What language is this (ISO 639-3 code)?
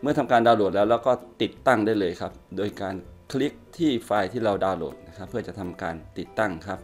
tha